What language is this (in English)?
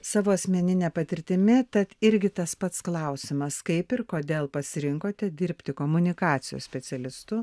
Lithuanian